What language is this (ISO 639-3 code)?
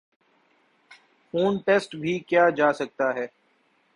urd